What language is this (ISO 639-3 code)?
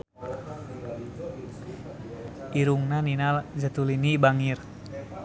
sun